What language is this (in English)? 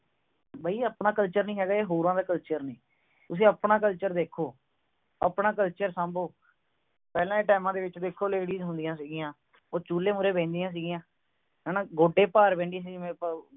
Punjabi